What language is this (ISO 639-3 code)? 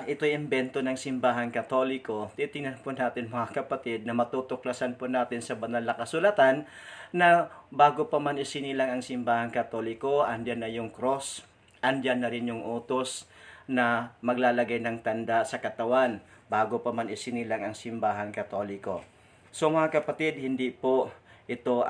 fil